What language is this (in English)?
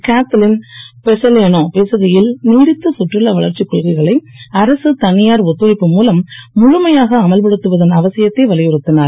Tamil